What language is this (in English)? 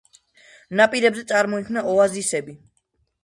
Georgian